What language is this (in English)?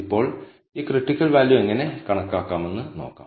Malayalam